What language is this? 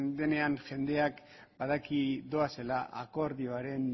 Basque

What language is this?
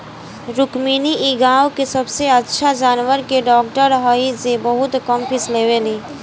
Bhojpuri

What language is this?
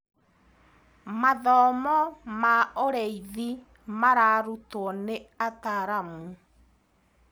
Kikuyu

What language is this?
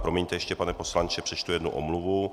Czech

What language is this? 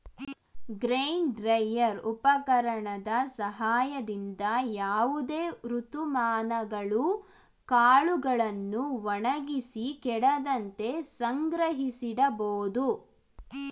Kannada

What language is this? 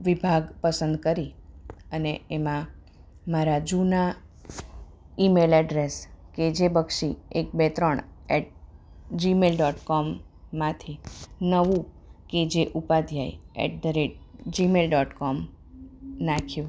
Gujarati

